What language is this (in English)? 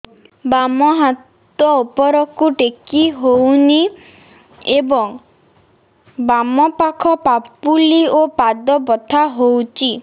Odia